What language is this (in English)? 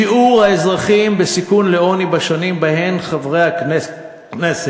Hebrew